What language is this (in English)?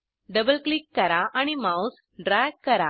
Marathi